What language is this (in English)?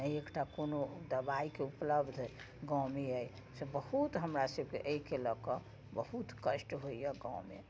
Maithili